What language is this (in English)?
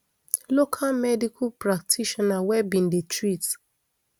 Nigerian Pidgin